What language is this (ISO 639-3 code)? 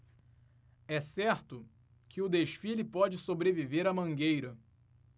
por